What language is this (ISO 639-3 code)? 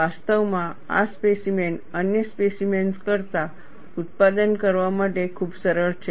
guj